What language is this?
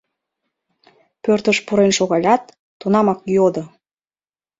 Mari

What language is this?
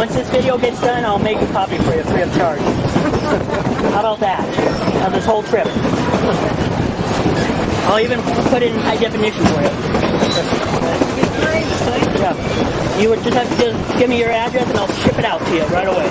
English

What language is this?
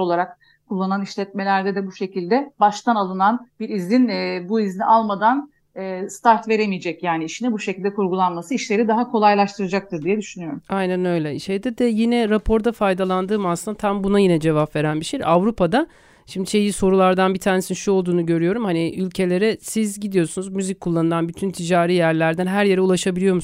Turkish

